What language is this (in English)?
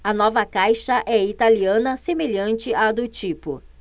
Portuguese